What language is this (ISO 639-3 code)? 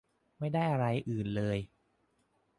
tha